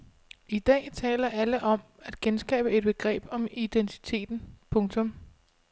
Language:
Danish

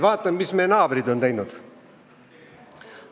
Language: Estonian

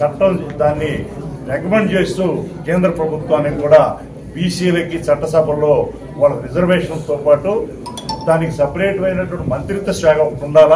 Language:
Telugu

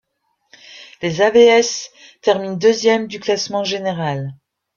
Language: French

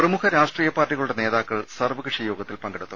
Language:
Malayalam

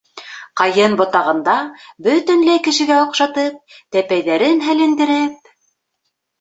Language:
Bashkir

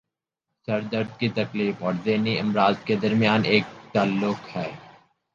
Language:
Urdu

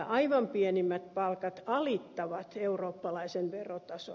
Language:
Finnish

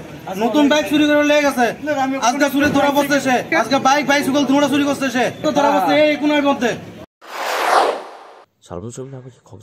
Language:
Japanese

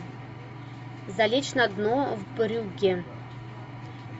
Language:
Russian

